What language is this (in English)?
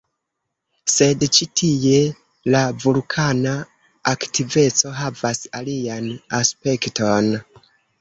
Esperanto